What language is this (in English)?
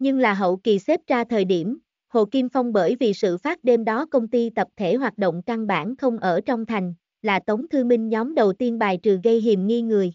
Vietnamese